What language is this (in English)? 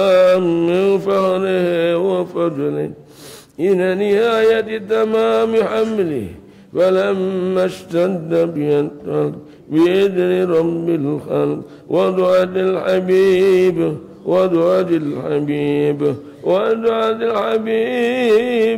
Arabic